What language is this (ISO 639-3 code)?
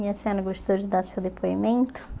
por